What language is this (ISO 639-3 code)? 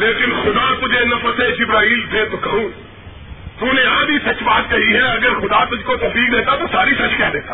urd